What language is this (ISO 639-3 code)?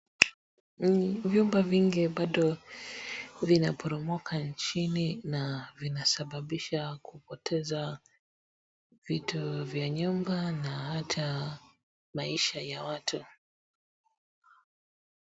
swa